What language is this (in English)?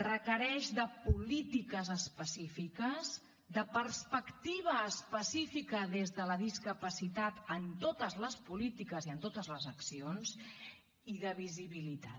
Catalan